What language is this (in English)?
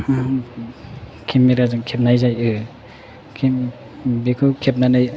Bodo